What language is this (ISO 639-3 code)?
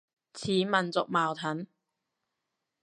yue